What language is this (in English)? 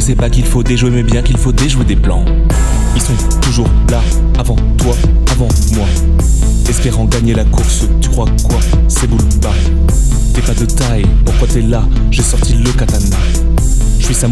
French